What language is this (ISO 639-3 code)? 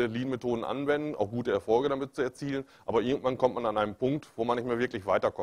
deu